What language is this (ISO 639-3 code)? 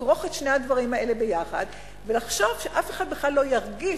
heb